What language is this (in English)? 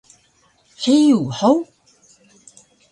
Taroko